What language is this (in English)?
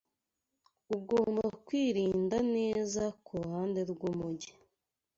Kinyarwanda